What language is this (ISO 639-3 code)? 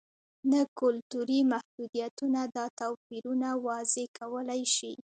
pus